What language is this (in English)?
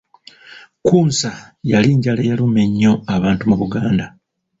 Ganda